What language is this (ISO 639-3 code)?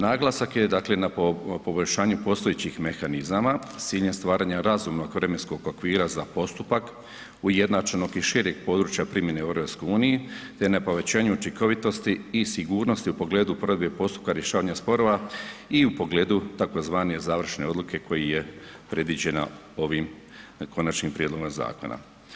hrv